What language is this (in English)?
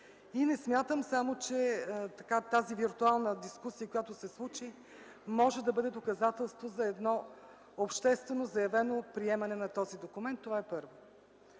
Bulgarian